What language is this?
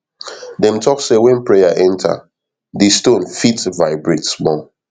Nigerian Pidgin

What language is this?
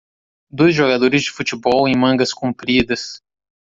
Portuguese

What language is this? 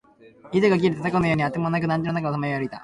Japanese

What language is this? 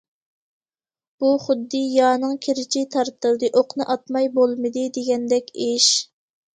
Uyghur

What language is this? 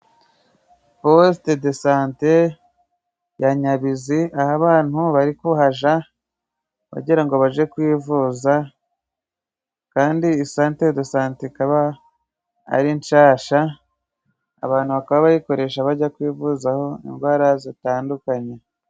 Kinyarwanda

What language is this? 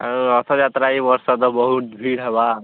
Odia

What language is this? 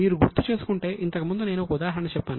Telugu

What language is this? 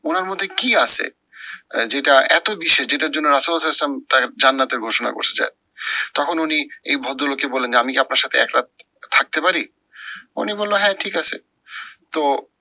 Bangla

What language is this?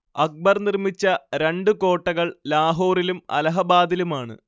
Malayalam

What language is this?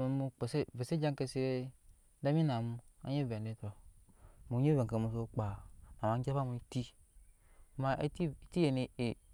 Nyankpa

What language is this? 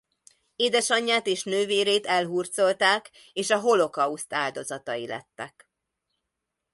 Hungarian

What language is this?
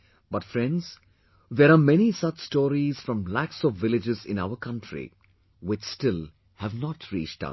English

